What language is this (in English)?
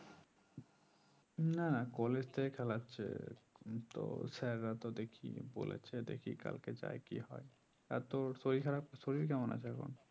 Bangla